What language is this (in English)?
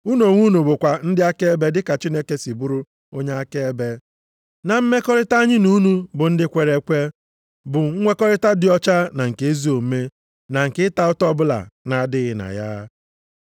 Igbo